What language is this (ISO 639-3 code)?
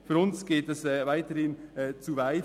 gsw